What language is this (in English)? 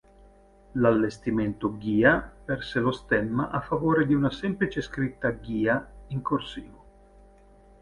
Italian